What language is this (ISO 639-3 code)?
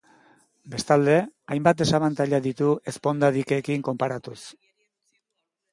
eus